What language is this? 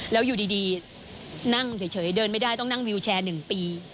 Thai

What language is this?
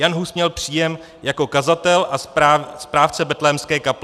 Czech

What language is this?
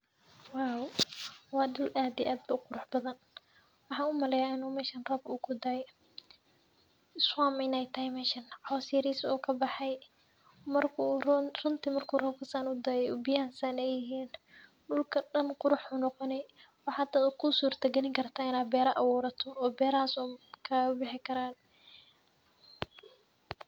Somali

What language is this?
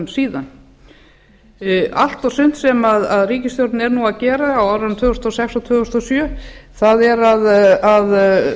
Icelandic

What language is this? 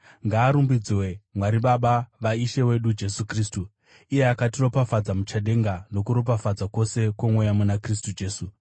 Shona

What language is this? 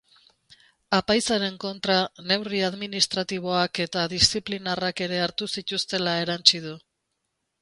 Basque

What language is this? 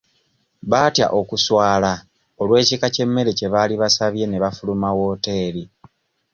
Ganda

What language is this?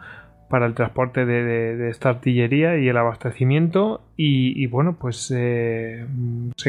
Spanish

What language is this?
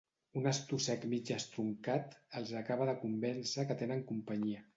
Catalan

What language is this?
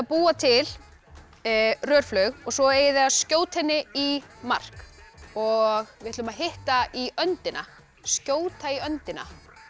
Icelandic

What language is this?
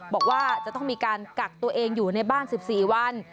Thai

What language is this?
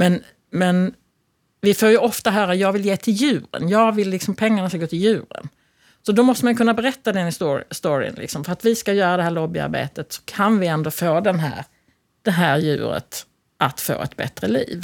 Swedish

